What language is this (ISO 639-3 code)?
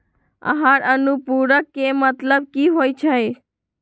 mag